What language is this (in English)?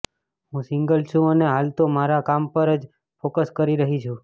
Gujarati